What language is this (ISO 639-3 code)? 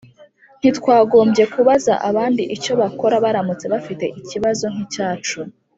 kin